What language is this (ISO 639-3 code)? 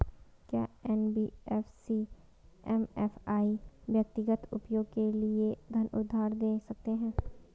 hin